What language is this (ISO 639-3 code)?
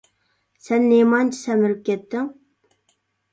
uig